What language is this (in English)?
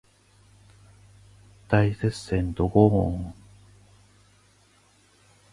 Japanese